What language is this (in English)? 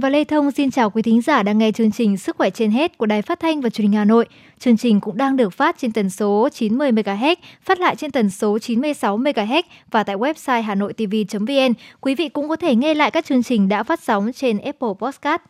Vietnamese